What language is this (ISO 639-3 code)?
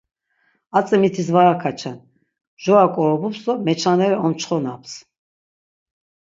lzz